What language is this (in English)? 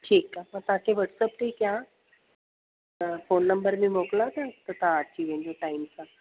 Sindhi